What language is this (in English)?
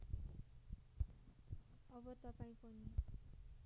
Nepali